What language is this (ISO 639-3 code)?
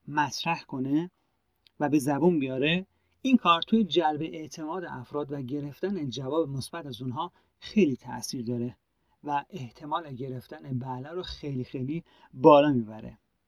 fas